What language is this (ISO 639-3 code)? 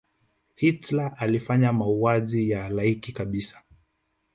swa